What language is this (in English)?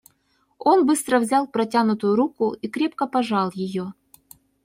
Russian